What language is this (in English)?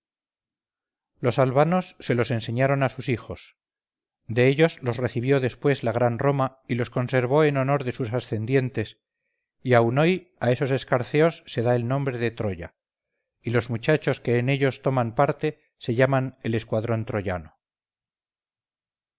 Spanish